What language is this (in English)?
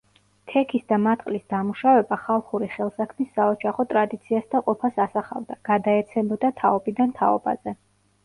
Georgian